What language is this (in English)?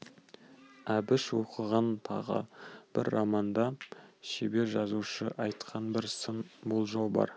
Kazakh